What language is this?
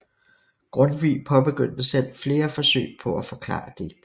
Danish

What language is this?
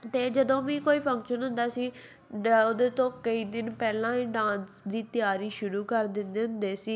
Punjabi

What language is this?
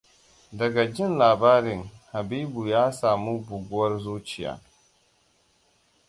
Hausa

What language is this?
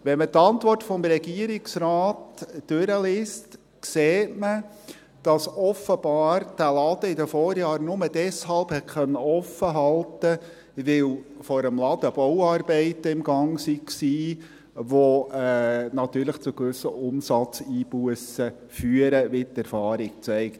Swiss German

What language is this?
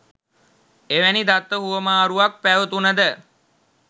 Sinhala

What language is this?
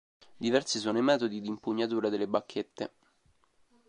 Italian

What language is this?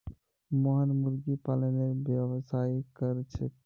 Magahi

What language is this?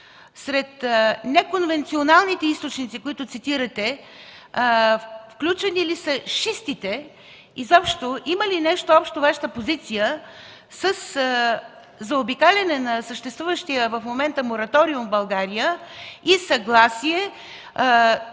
Bulgarian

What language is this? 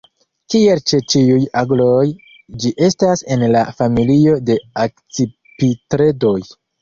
Esperanto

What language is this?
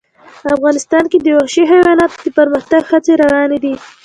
Pashto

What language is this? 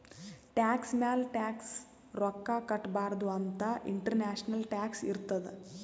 Kannada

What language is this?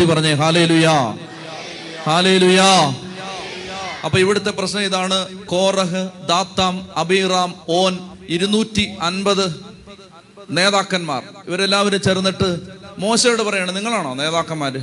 Malayalam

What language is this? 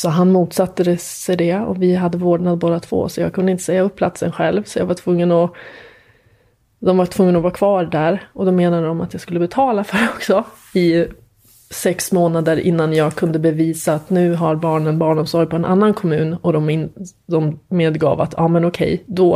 Swedish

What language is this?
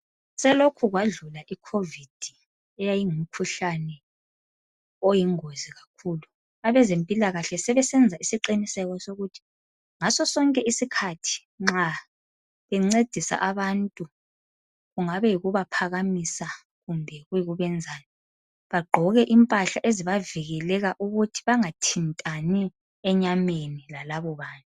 North Ndebele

